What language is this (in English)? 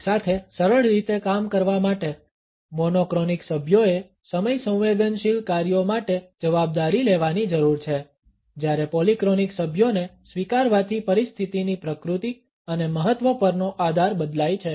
Gujarati